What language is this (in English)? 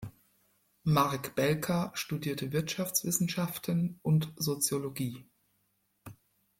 German